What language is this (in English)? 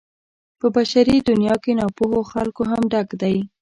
Pashto